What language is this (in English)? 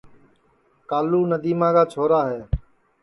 Sansi